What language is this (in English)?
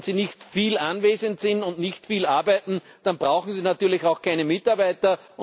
German